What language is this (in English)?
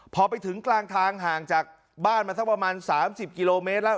Thai